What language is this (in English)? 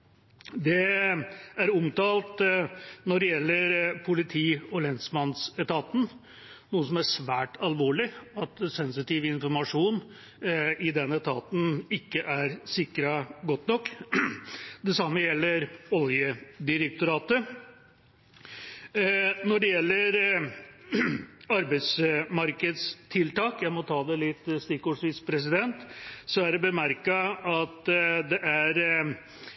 Norwegian Bokmål